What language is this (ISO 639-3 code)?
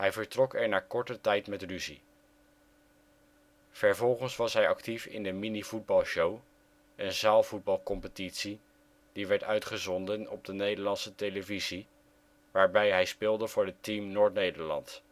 nld